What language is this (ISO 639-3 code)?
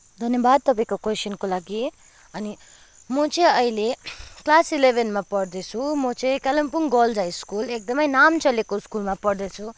nep